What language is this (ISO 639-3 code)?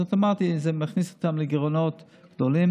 heb